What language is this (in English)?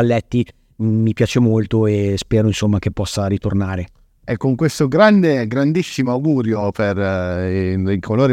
Italian